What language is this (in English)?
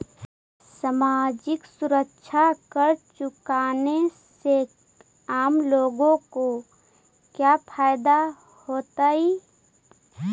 Magahi